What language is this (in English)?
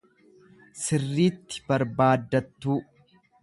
Oromo